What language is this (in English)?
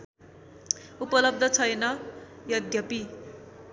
Nepali